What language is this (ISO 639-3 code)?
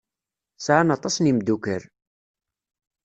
kab